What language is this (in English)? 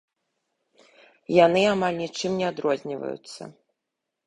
Belarusian